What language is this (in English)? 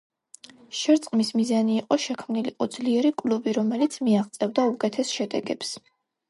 Georgian